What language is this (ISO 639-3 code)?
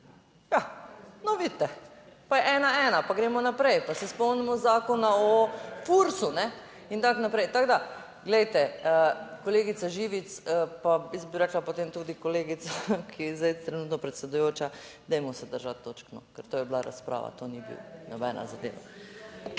slv